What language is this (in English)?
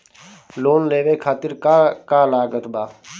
Bhojpuri